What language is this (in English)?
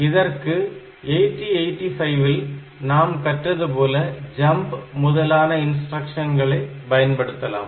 Tamil